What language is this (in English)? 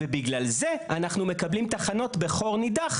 Hebrew